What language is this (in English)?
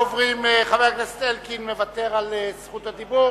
Hebrew